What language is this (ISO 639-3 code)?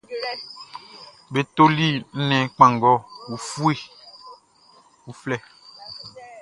bci